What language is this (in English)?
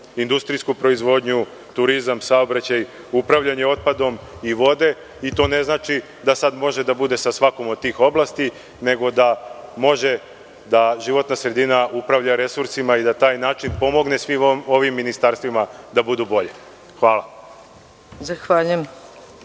Serbian